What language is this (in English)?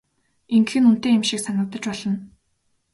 Mongolian